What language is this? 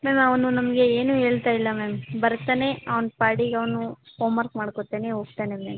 Kannada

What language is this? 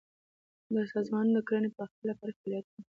Pashto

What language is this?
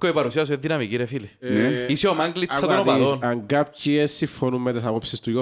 Greek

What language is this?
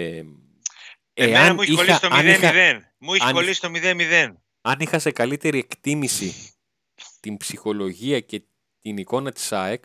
Greek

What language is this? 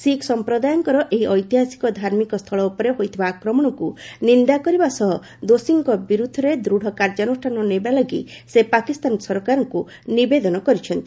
Odia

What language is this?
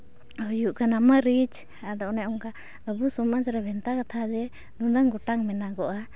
Santali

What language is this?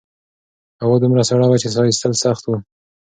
Pashto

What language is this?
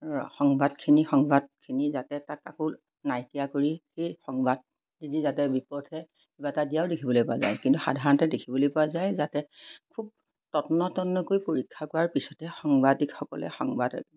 Assamese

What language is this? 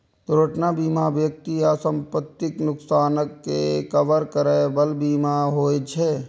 Maithili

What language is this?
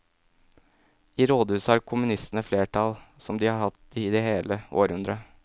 Norwegian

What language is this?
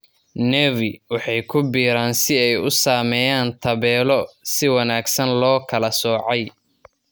Somali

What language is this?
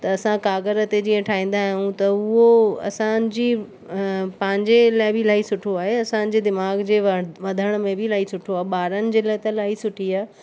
Sindhi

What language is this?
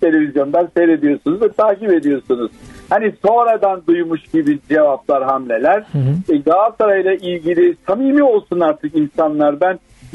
Turkish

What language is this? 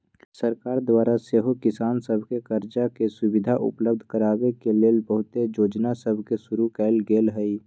Magahi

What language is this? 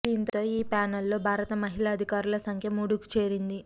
Telugu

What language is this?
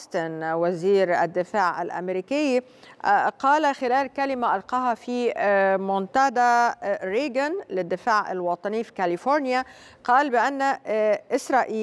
Arabic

